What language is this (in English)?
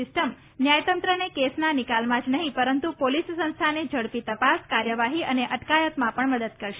Gujarati